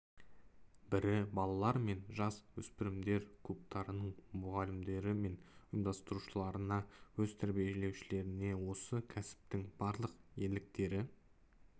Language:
Kazakh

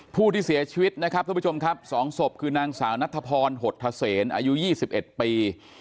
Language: Thai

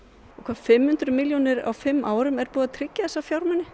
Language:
Icelandic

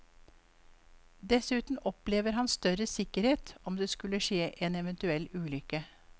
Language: Norwegian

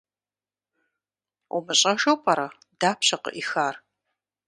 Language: Kabardian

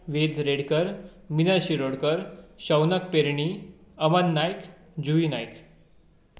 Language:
Konkani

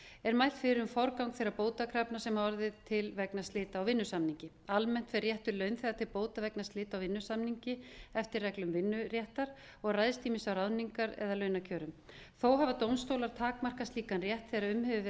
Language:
Icelandic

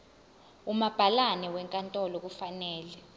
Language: Zulu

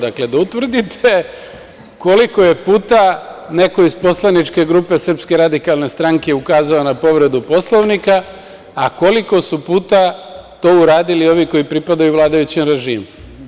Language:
Serbian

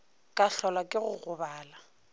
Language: Northern Sotho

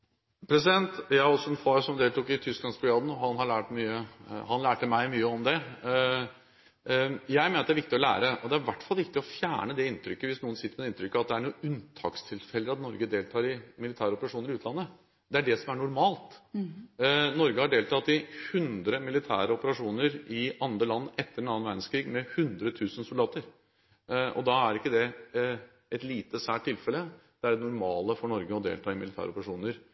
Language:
Norwegian Bokmål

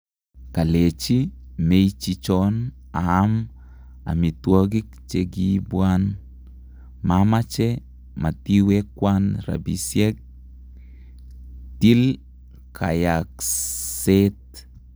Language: Kalenjin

